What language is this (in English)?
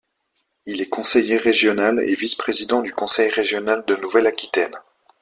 French